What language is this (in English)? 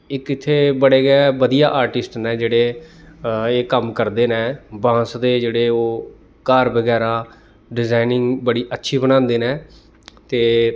Dogri